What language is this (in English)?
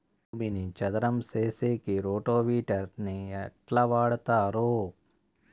Telugu